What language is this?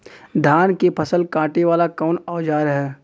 Bhojpuri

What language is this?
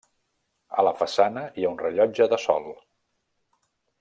Catalan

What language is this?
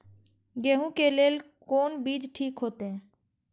Maithili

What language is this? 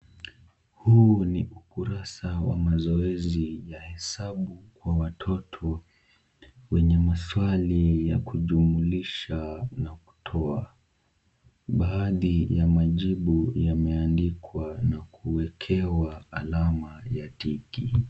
Swahili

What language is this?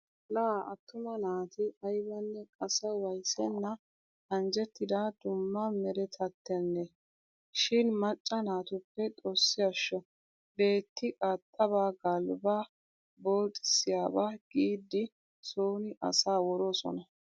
Wolaytta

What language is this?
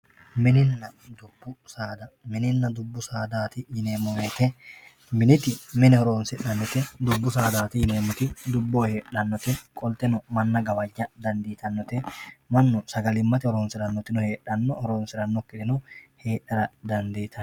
Sidamo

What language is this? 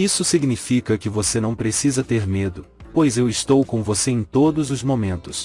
Portuguese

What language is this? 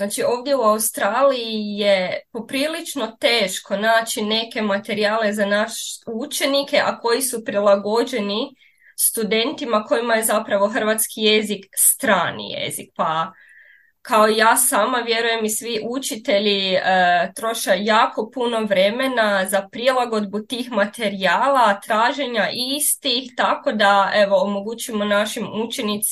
Croatian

